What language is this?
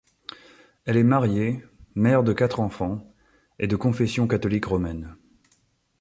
French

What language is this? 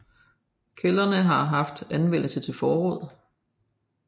Danish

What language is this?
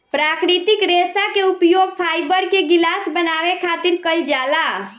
Bhojpuri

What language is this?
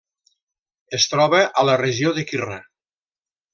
Catalan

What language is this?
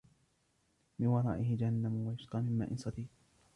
Arabic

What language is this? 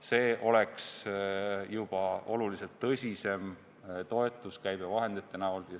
Estonian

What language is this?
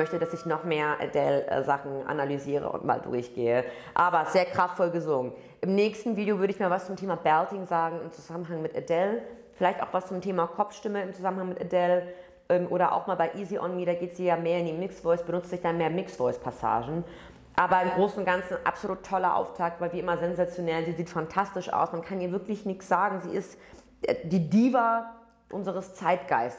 German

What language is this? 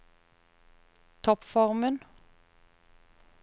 Norwegian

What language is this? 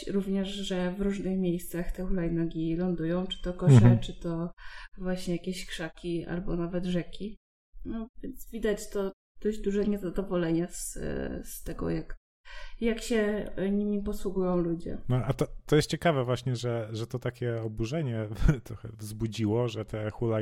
Polish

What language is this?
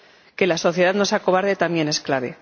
Spanish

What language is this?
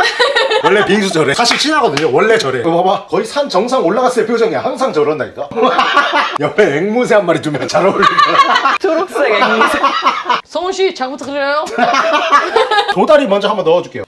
Korean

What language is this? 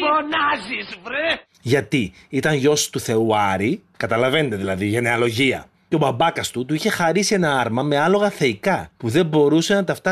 Greek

